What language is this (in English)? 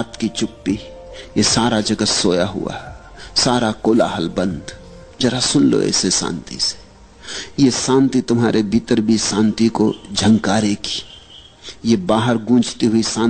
Hindi